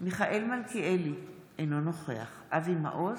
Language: Hebrew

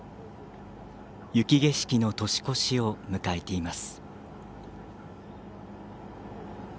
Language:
Japanese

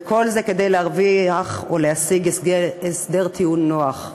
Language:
Hebrew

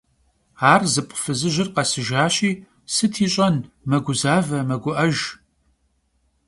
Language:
Kabardian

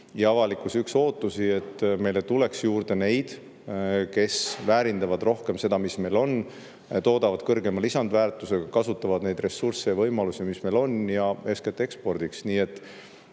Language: Estonian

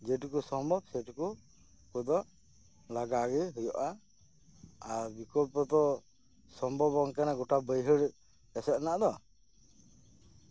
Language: Santali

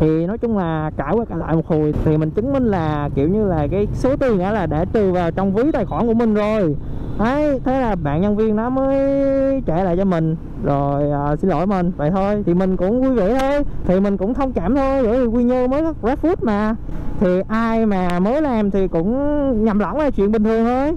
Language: Vietnamese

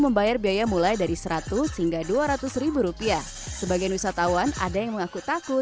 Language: Indonesian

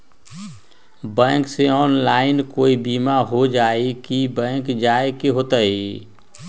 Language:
Magahi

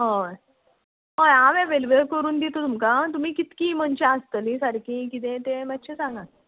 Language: Konkani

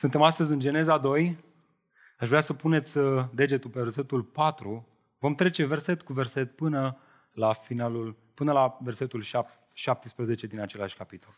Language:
Romanian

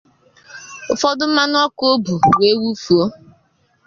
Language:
Igbo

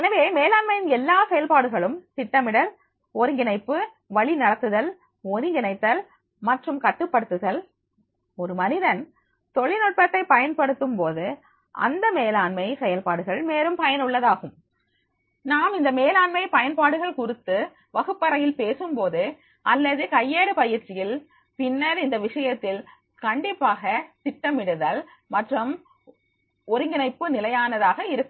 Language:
Tamil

